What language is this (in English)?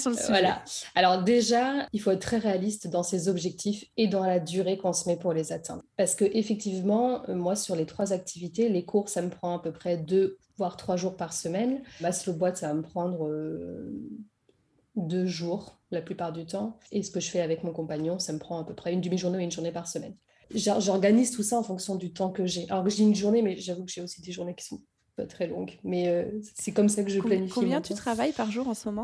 French